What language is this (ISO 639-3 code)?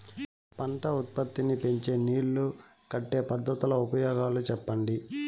tel